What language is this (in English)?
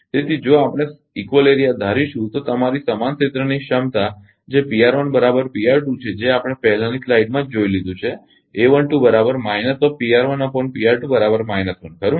Gujarati